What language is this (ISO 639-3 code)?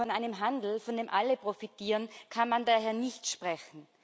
deu